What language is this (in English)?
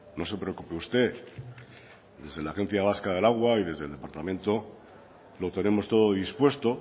Spanish